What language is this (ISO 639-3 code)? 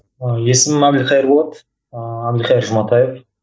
kaz